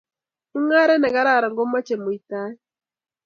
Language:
Kalenjin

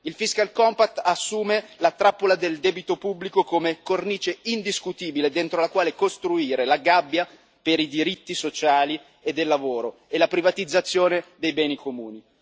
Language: Italian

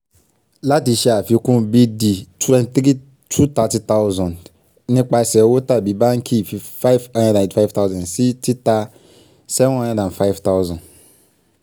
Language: Yoruba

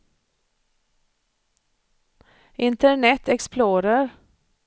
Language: Swedish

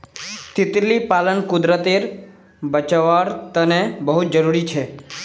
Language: Magahi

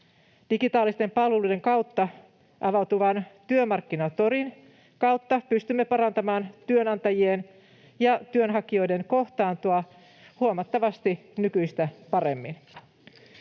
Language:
Finnish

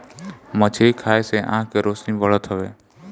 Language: Bhojpuri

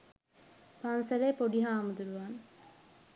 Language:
Sinhala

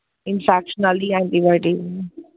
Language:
Dogri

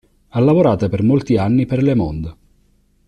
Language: Italian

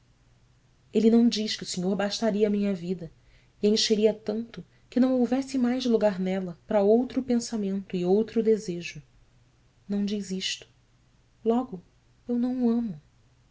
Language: Portuguese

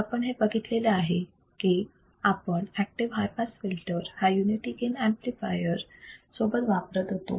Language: Marathi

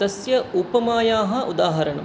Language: Sanskrit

